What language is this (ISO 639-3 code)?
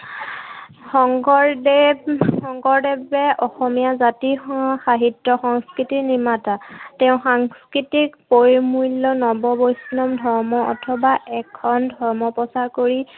asm